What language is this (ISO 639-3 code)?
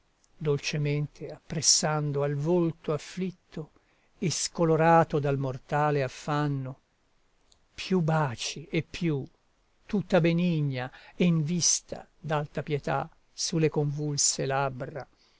ita